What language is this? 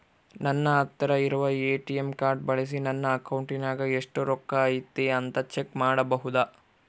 Kannada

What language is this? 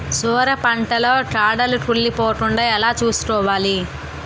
Telugu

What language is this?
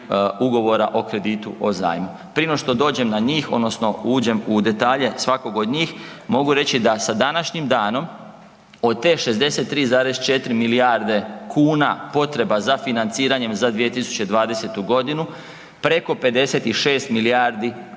Croatian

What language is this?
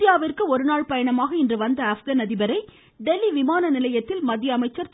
Tamil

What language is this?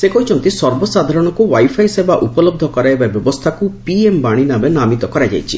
Odia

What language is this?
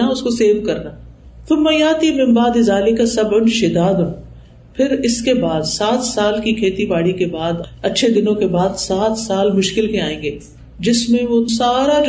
Urdu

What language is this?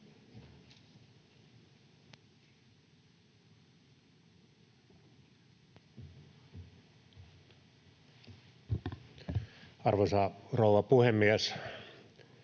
Finnish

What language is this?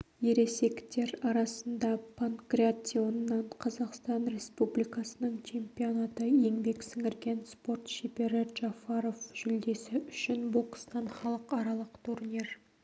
Kazakh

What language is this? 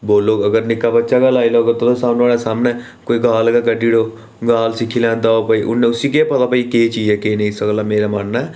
Dogri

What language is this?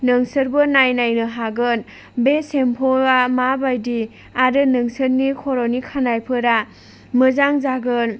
Bodo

